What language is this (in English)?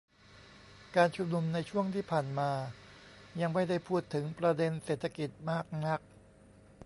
Thai